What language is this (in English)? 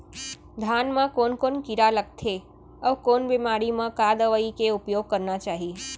Chhattisgarhi